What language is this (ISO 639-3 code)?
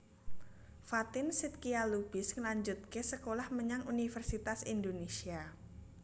jav